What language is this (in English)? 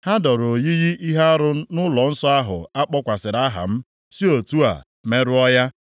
Igbo